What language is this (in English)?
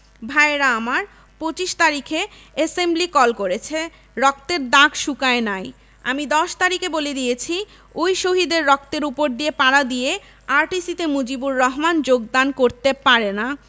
Bangla